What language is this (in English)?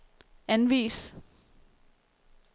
Danish